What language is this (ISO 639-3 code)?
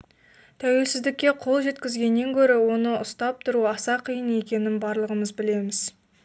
kaz